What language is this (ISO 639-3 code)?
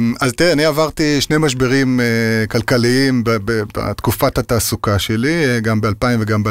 heb